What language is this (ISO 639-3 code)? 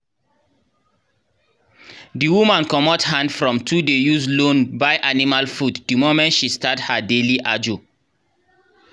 pcm